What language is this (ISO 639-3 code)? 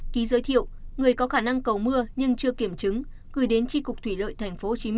vie